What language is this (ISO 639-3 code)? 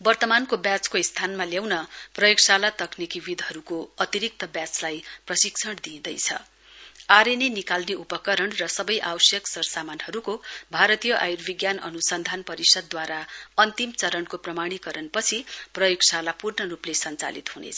nep